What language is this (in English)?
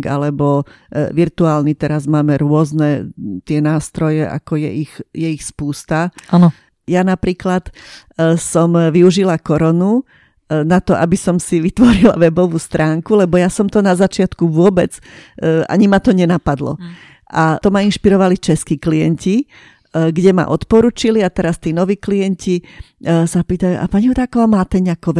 Slovak